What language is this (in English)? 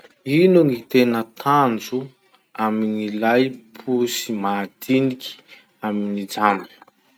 Masikoro Malagasy